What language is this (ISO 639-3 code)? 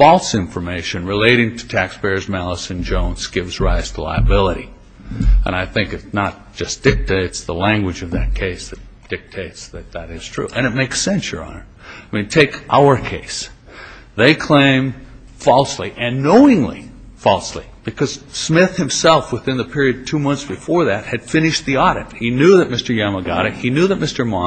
eng